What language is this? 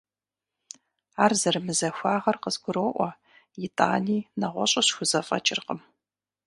Kabardian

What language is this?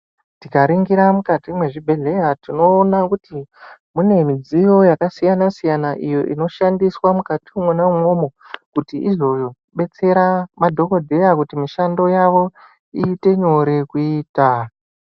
Ndau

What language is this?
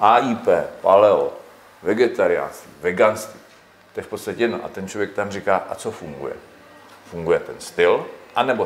Czech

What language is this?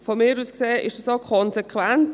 Swiss German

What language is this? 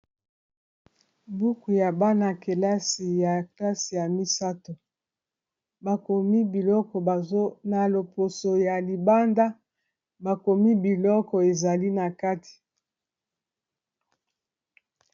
Lingala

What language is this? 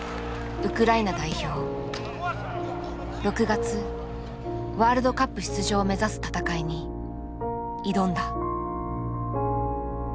Japanese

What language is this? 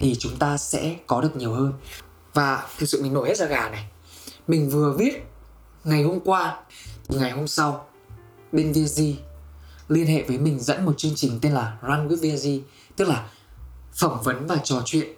Vietnamese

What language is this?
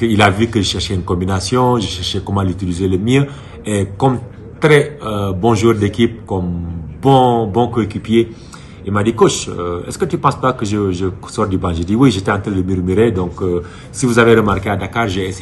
French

